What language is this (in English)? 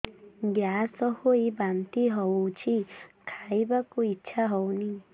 Odia